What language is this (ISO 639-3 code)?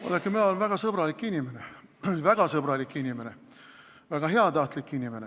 est